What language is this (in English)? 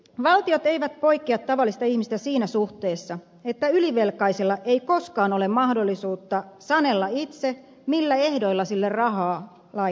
Finnish